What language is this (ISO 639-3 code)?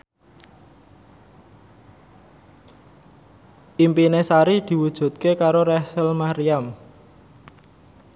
jav